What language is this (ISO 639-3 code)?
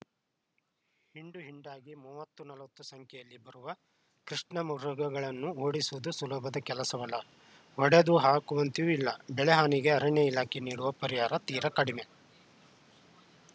kan